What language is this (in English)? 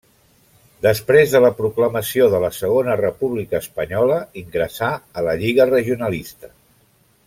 Catalan